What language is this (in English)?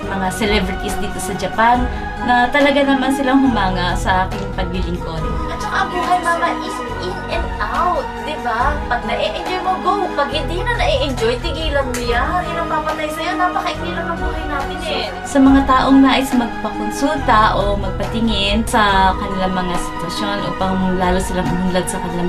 Filipino